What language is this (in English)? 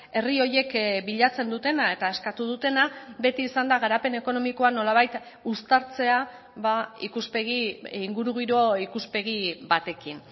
Basque